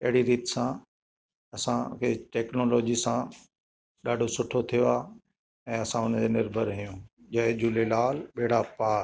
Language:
Sindhi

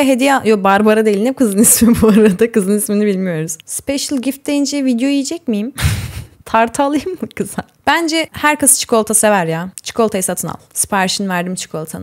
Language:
Turkish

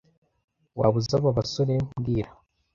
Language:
Kinyarwanda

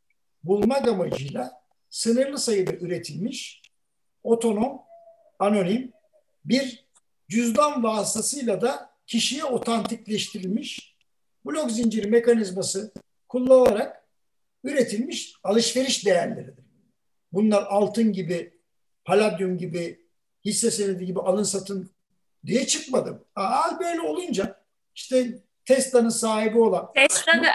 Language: Turkish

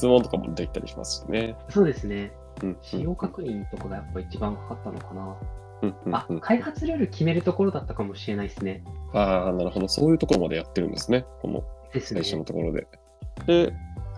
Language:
Japanese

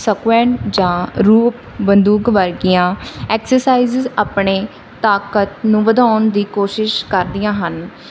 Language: Punjabi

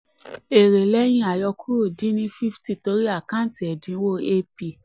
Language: Yoruba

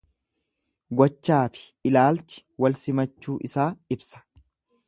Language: Oromo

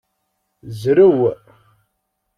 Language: Kabyle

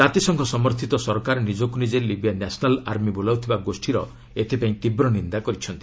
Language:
Odia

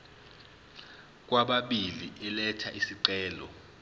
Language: Zulu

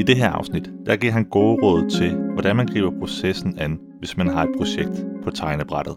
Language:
Danish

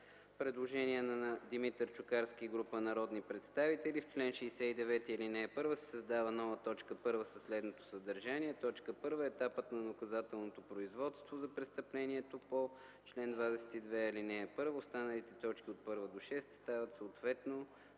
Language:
Bulgarian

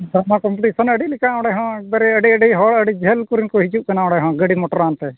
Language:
Santali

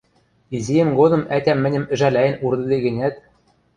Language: Western Mari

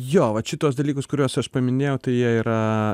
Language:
Lithuanian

